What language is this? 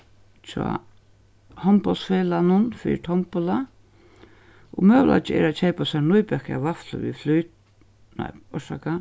Faroese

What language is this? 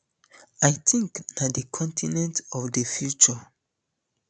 Nigerian Pidgin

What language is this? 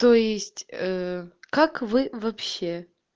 Russian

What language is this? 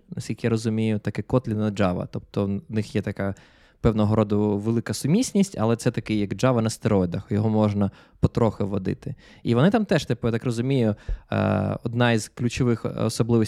Ukrainian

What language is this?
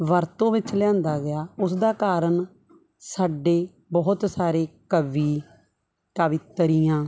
Punjabi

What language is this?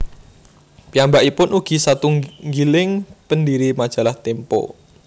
Javanese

